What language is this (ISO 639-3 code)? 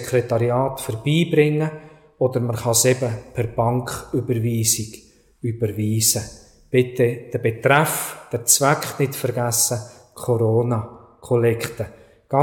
deu